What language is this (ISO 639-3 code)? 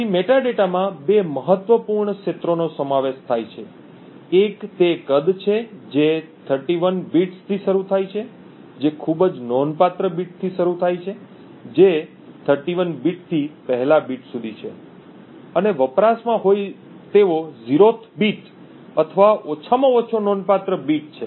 guj